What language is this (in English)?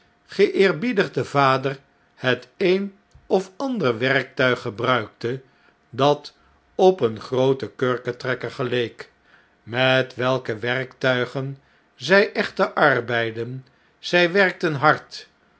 Dutch